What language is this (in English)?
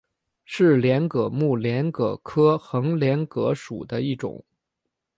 Chinese